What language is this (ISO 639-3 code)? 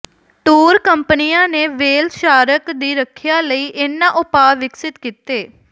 pan